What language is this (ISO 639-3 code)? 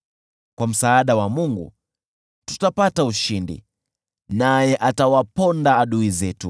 swa